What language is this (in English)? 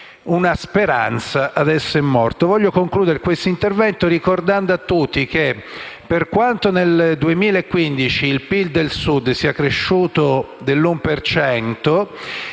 Italian